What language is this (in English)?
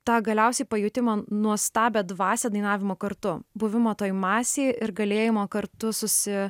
Lithuanian